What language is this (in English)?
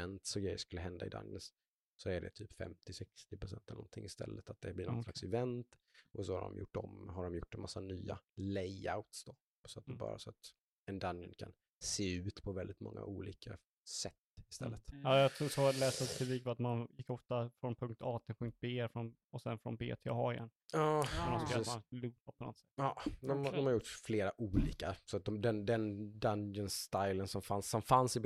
Swedish